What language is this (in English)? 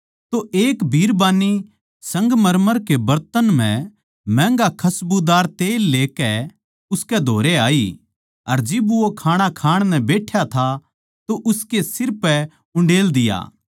Haryanvi